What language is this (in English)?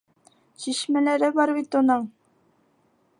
Bashkir